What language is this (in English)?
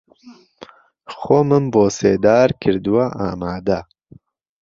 Central Kurdish